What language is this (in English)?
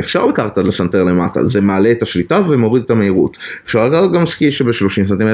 Hebrew